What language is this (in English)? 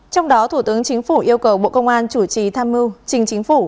Vietnamese